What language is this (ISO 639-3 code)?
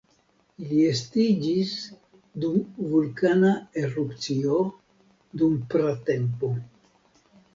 epo